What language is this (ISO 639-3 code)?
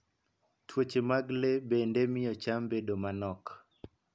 luo